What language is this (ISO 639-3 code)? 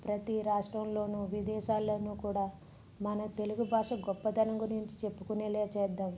tel